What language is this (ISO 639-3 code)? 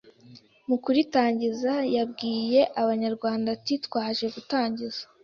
kin